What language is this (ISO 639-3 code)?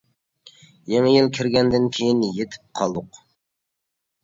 uig